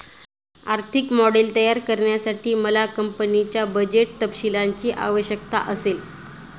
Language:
Marathi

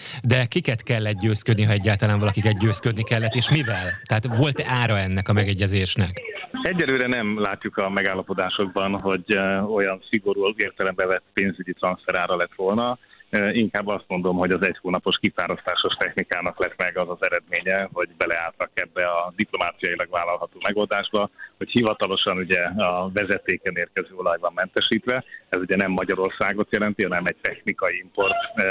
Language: Hungarian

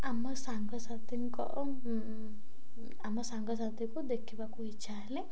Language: Odia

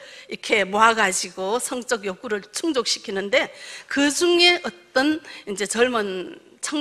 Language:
Korean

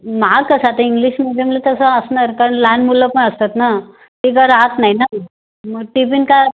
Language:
Marathi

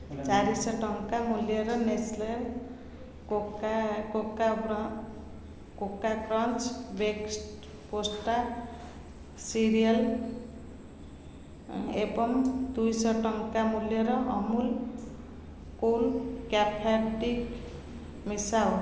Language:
Odia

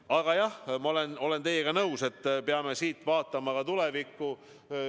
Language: Estonian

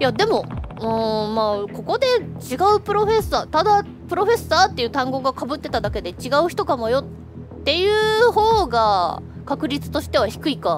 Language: Japanese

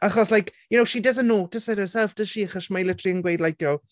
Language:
Welsh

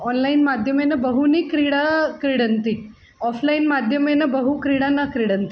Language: Sanskrit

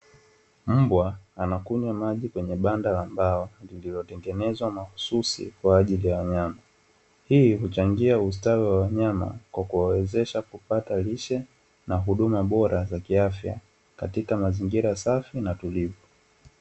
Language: Swahili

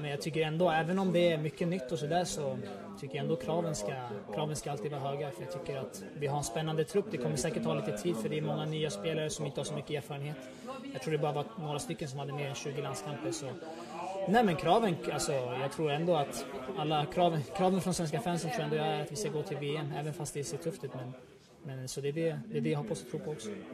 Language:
Swedish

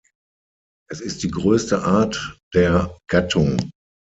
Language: German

